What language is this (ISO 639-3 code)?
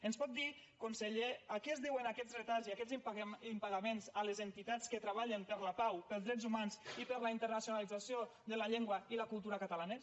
cat